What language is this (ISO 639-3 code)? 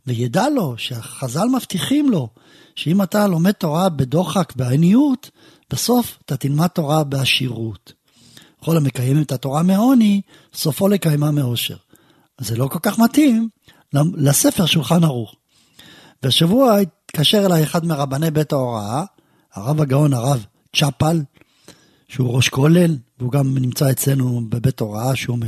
heb